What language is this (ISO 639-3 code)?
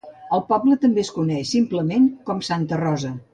cat